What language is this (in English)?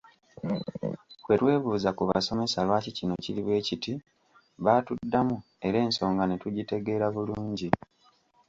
Ganda